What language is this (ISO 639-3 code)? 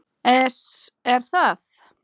isl